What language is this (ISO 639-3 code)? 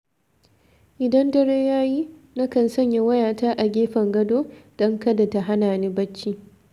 hau